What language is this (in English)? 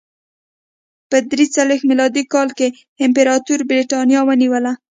Pashto